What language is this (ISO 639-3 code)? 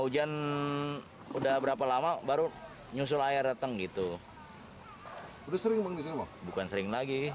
ind